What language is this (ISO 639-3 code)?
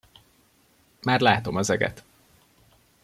hun